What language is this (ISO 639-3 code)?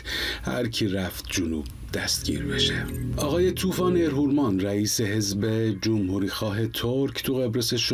fas